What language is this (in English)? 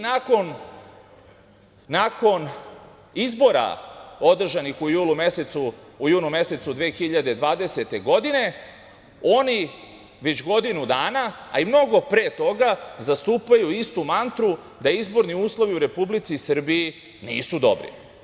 Serbian